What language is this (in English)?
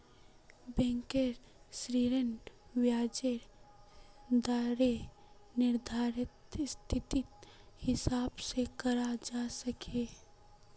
Magahi